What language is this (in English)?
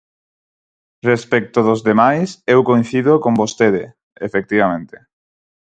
Galician